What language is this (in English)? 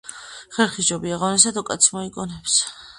Georgian